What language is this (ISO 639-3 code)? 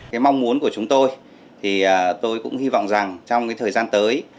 vie